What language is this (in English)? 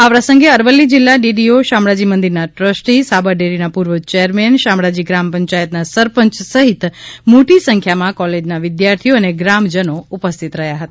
Gujarati